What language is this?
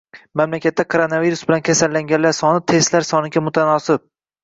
Uzbek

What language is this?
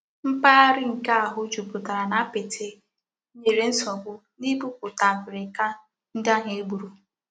Igbo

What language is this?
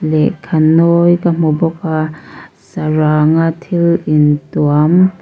Mizo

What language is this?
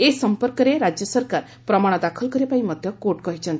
Odia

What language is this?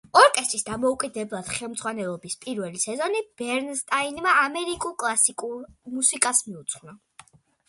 Georgian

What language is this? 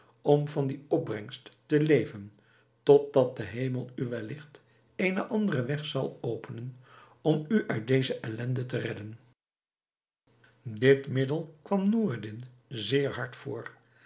Dutch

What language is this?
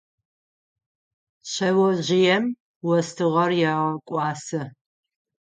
Adyghe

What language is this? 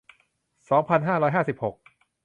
Thai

